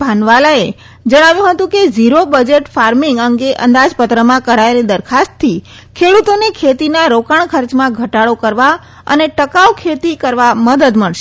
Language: Gujarati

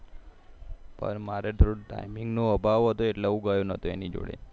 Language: Gujarati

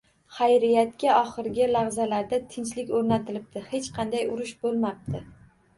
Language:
Uzbek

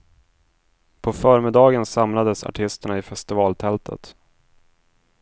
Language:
Swedish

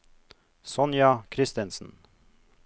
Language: Norwegian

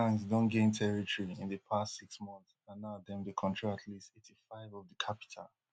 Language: Nigerian Pidgin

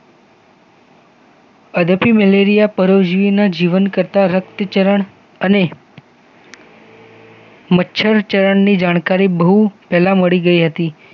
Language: Gujarati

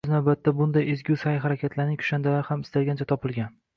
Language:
Uzbek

